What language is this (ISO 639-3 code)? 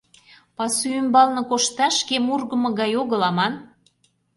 chm